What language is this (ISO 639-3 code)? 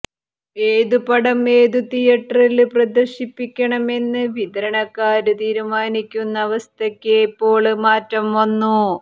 mal